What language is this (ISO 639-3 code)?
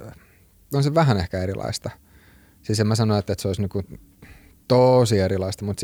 fin